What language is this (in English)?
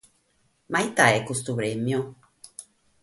Sardinian